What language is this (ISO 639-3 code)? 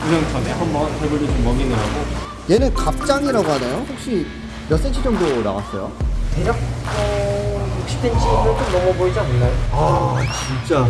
kor